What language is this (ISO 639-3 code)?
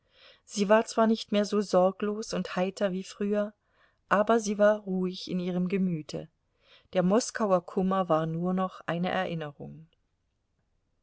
deu